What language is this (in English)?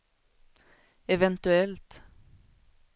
Swedish